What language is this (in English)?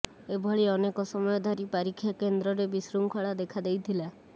Odia